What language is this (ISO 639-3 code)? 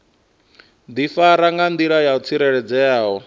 ven